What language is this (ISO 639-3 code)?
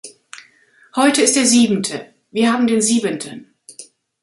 deu